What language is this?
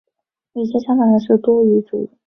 Chinese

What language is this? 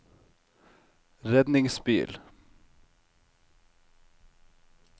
Norwegian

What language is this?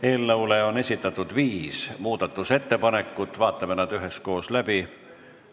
Estonian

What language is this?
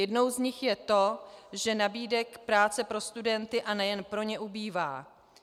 Czech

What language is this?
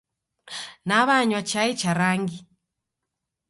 Taita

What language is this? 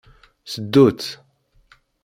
Kabyle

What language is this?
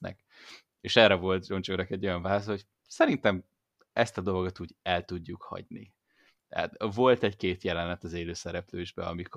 Hungarian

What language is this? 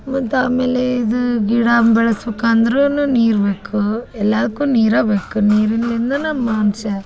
Kannada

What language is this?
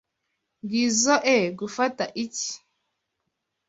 Kinyarwanda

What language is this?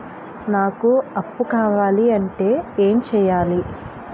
Telugu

